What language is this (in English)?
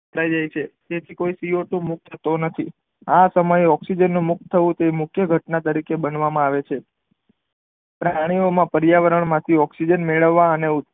Gujarati